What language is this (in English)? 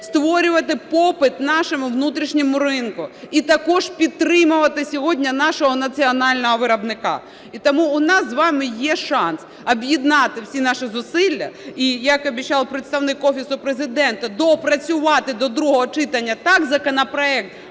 Ukrainian